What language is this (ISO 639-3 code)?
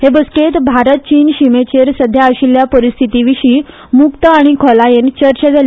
kok